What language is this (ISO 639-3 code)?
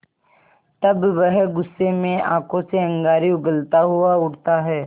hin